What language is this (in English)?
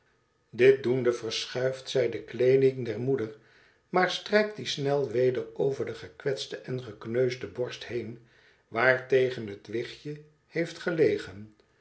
Dutch